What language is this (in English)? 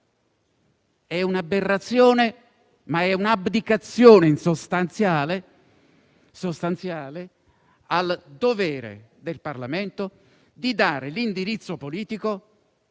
Italian